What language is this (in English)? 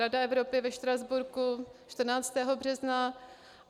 Czech